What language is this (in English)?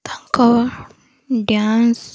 Odia